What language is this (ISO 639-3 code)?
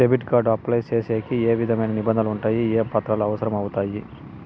tel